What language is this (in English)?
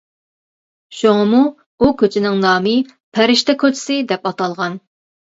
Uyghur